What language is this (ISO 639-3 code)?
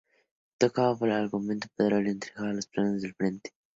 spa